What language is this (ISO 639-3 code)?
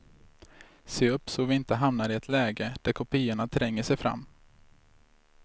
swe